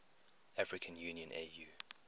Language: English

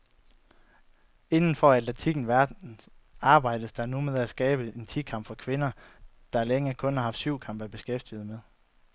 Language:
Danish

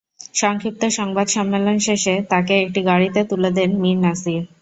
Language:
Bangla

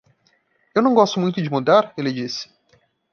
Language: Portuguese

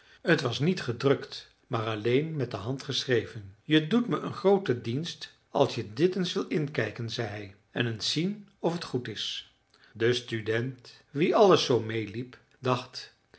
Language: Dutch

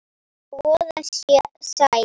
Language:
Icelandic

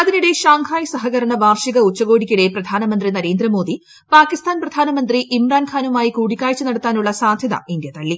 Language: Malayalam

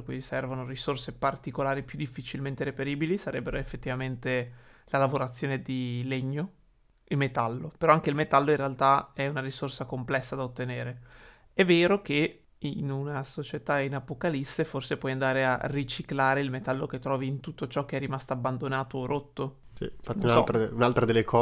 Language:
Italian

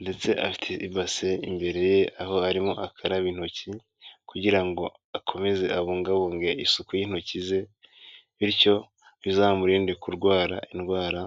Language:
Kinyarwanda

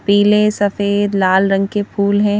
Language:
Hindi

